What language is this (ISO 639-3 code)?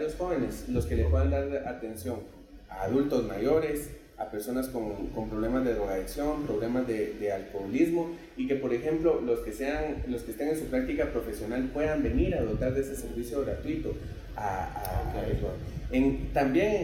spa